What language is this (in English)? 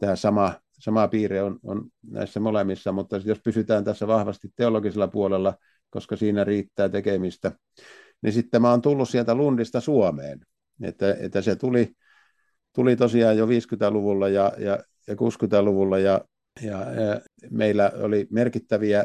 Finnish